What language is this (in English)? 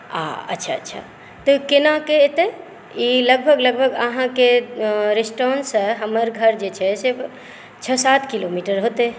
Maithili